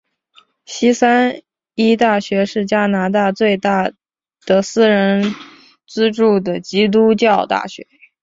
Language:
Chinese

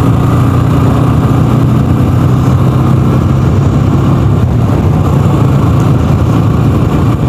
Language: Romanian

